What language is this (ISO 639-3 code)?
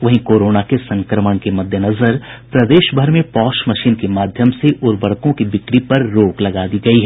hin